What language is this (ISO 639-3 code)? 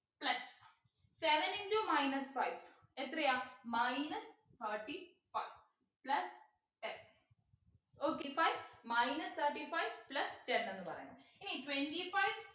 mal